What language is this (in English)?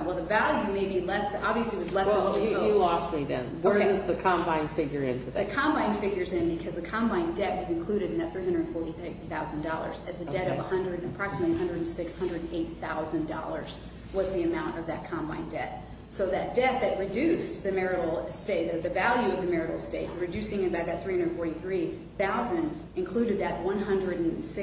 English